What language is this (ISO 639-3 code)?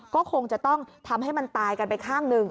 tha